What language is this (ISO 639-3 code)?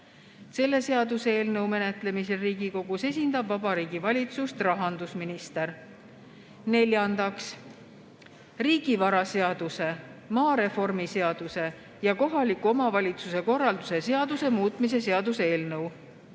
est